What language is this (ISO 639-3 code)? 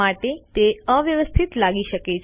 guj